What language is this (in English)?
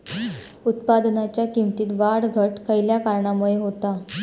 Marathi